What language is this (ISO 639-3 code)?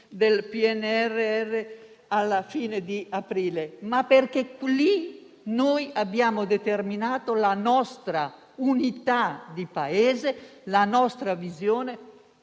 ita